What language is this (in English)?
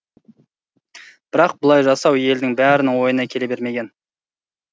Kazakh